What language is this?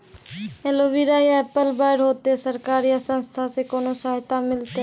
Maithili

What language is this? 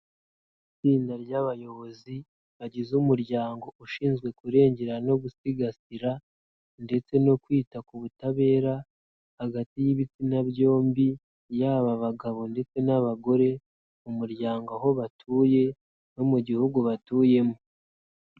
Kinyarwanda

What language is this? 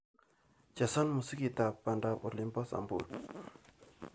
Kalenjin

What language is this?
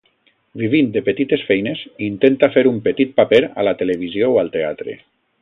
Catalan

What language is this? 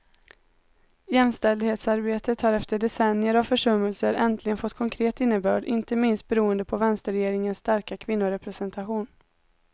Swedish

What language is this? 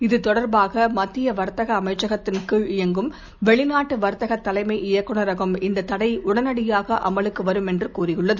Tamil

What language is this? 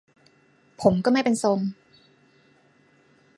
Thai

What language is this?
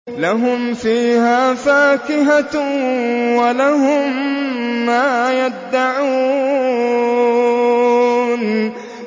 Arabic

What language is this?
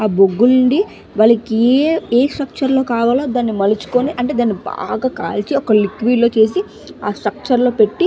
Telugu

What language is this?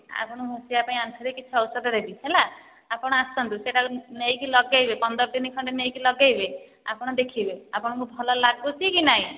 Odia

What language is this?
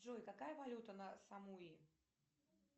Russian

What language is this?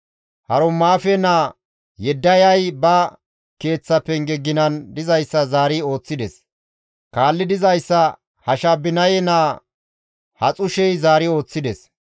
Gamo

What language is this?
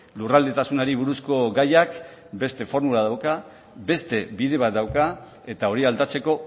Basque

